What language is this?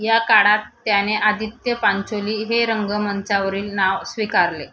Marathi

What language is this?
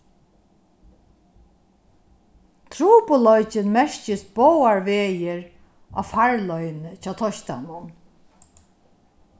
Faroese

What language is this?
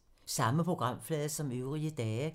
Danish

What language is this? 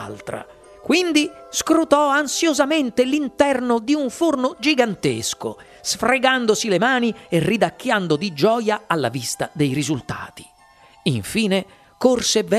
Italian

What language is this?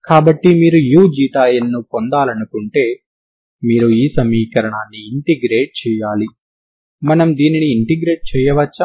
Telugu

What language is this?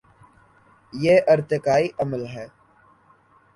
Urdu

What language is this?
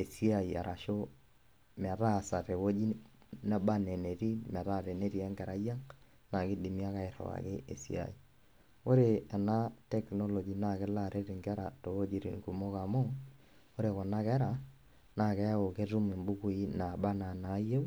Masai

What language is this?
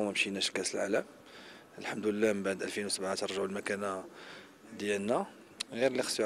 Arabic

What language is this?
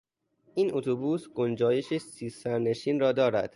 Persian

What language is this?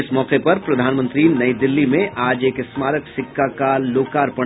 Hindi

